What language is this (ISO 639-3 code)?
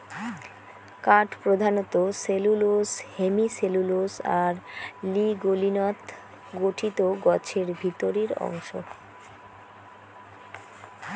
ben